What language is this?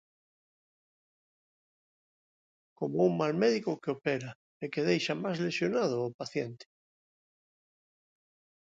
Galician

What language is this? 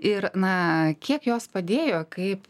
Lithuanian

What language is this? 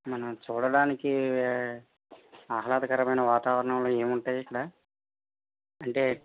Telugu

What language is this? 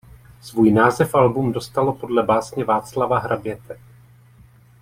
Czech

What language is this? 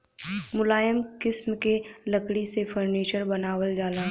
Bhojpuri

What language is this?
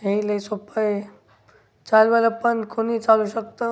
Marathi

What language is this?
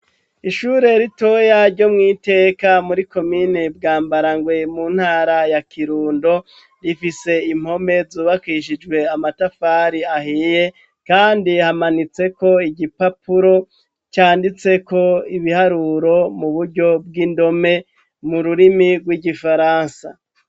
Rundi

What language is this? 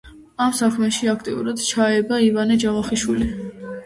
Georgian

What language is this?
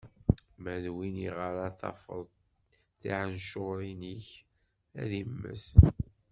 Kabyle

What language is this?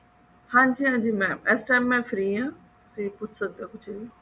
Punjabi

